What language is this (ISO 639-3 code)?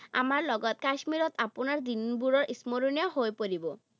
asm